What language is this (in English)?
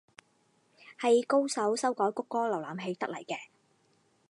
Cantonese